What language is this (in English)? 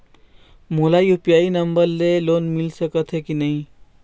Chhattisgarhi